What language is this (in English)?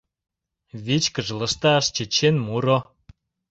Mari